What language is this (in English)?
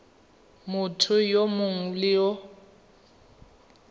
Tswana